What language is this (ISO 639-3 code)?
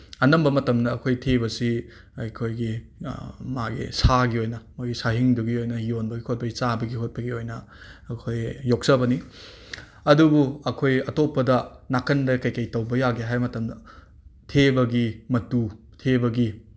mni